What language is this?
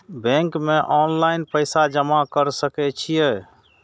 Maithili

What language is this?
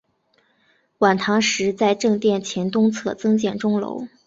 Chinese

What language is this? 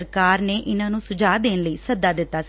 Punjabi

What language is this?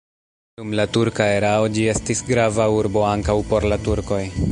Esperanto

